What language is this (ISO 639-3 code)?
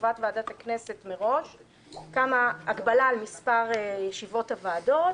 heb